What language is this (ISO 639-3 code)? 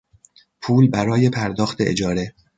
fas